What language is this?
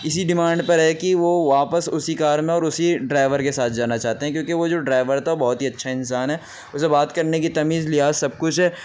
Urdu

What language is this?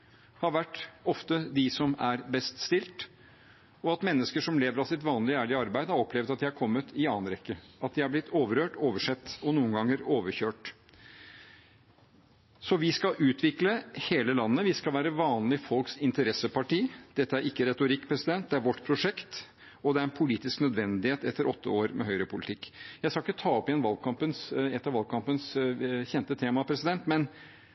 Norwegian Bokmål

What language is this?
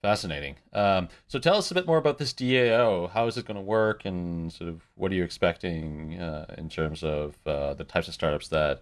English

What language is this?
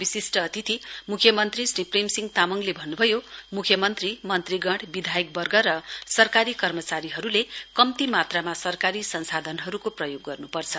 Nepali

